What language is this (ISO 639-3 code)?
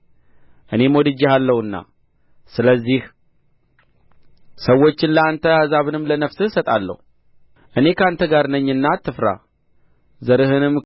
amh